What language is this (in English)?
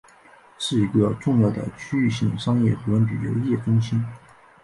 Chinese